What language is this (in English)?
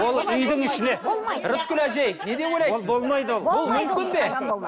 Kazakh